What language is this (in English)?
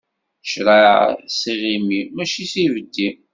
Kabyle